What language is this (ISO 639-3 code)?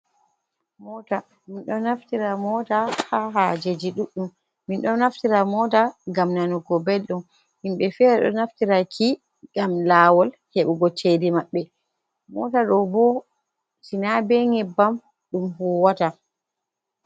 ful